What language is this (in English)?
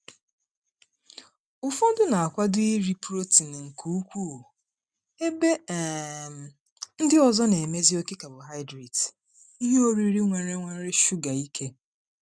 Igbo